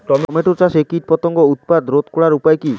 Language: Bangla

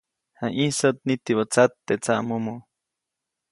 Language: Copainalá Zoque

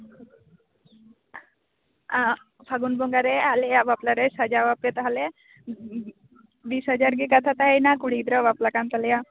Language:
Santali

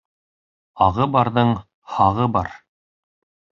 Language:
Bashkir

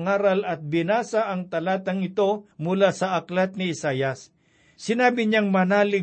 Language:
Filipino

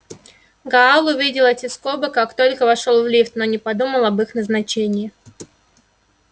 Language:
Russian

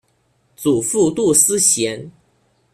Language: Chinese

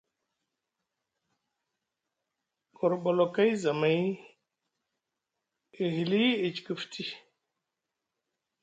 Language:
Musgu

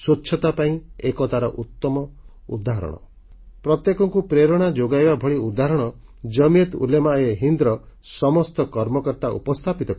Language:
Odia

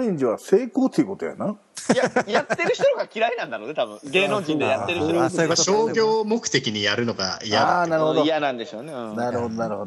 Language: Japanese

